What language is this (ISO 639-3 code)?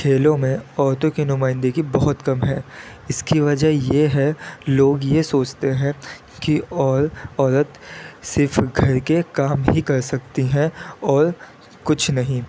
urd